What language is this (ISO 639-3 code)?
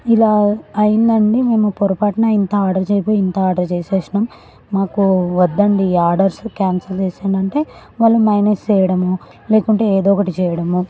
tel